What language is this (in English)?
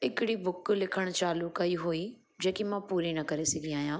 Sindhi